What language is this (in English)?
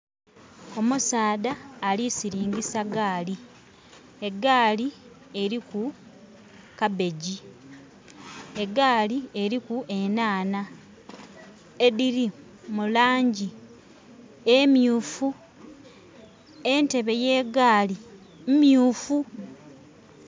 Soga